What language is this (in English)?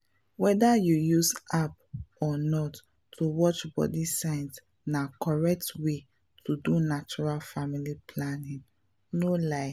Nigerian Pidgin